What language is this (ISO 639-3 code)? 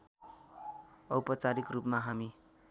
nep